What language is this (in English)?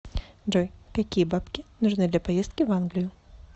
Russian